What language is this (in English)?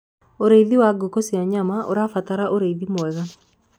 Kikuyu